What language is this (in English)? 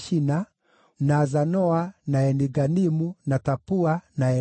Kikuyu